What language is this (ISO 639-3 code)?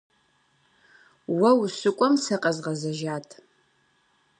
kbd